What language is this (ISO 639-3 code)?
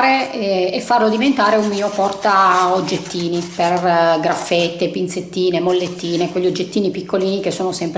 ita